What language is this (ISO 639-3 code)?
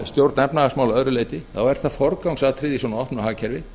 isl